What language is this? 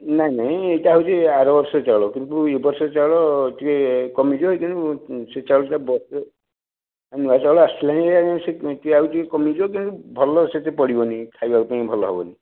Odia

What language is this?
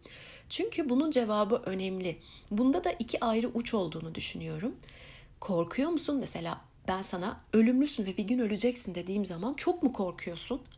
Turkish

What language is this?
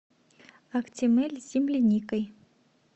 Russian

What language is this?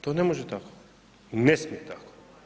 Croatian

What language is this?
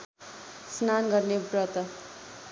Nepali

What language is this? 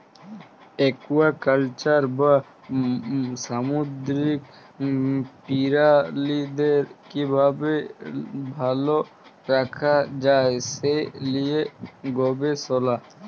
Bangla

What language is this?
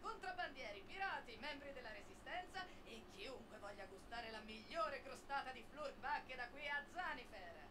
Italian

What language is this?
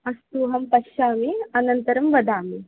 Sanskrit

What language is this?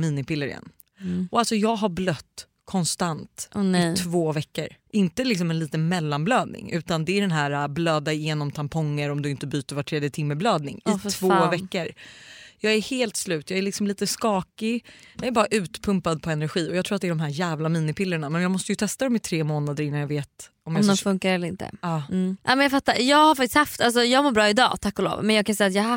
Swedish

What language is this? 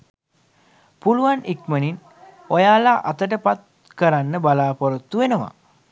Sinhala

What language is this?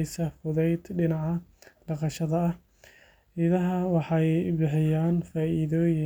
Somali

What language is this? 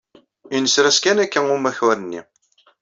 Kabyle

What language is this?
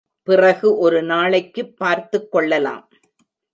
Tamil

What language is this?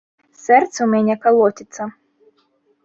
Belarusian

